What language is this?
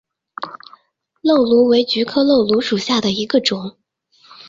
Chinese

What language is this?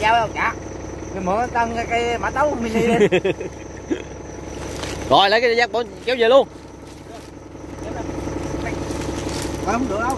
Vietnamese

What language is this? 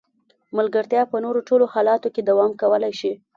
Pashto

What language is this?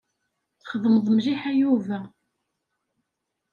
Kabyle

